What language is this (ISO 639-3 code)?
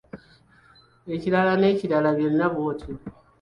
lug